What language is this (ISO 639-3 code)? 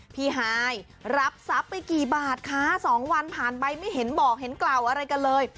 tha